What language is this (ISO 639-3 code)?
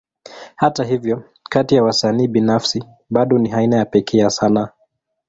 swa